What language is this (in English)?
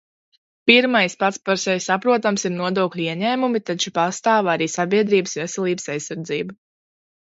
Latvian